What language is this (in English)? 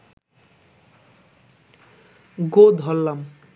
Bangla